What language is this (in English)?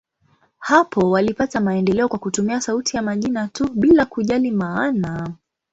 Swahili